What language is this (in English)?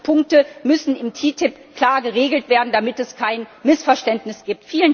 German